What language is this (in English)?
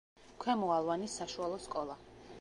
Georgian